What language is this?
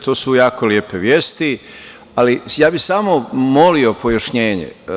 Serbian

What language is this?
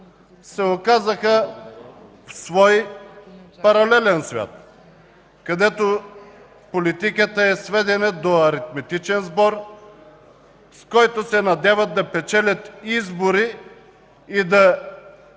Bulgarian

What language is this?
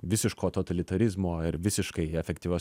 Lithuanian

